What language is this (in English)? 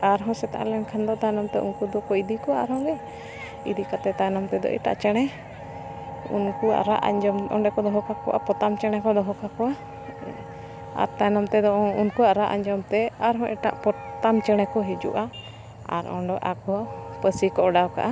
Santali